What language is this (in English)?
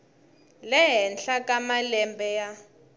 Tsonga